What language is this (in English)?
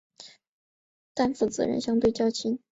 Chinese